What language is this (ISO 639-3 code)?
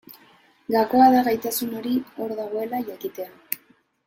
eus